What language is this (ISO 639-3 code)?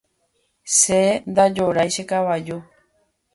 grn